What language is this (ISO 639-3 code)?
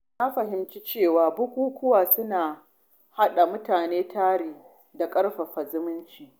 hau